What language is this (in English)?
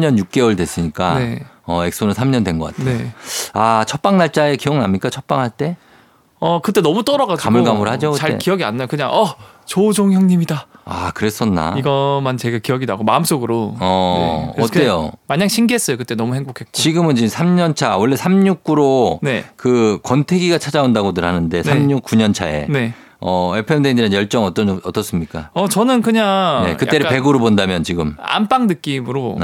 Korean